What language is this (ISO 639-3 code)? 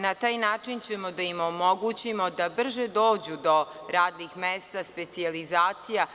srp